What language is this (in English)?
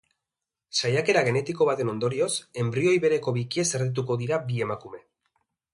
Basque